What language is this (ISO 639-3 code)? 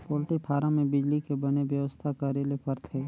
hne